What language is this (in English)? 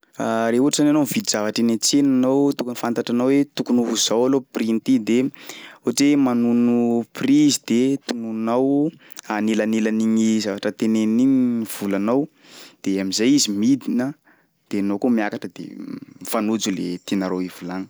Sakalava Malagasy